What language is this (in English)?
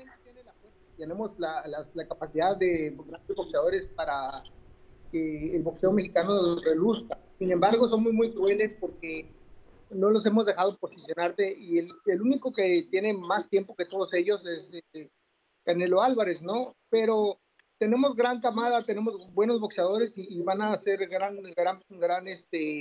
Spanish